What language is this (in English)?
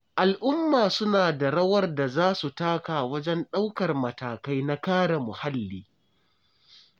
Hausa